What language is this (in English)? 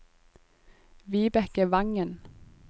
Norwegian